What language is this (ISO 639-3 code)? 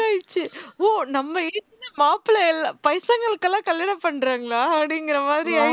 tam